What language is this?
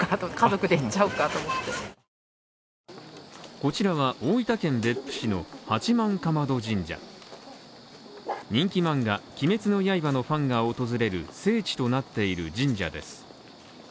Japanese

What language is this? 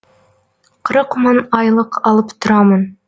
Kazakh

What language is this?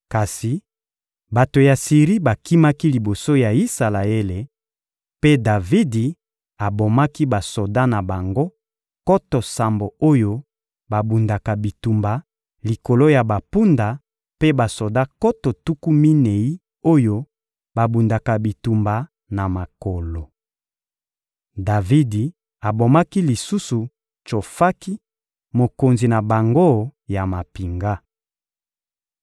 Lingala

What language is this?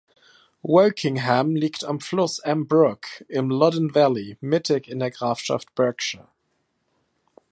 German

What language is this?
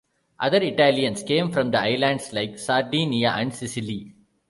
English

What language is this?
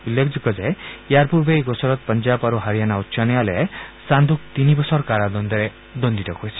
Assamese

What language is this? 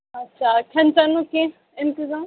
Kashmiri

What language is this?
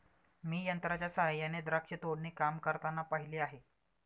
Marathi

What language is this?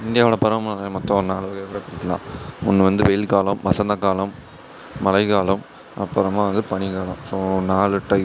Tamil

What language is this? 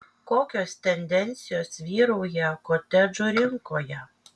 Lithuanian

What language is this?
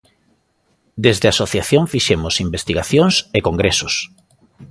Galician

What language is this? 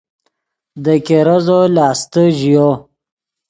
Yidgha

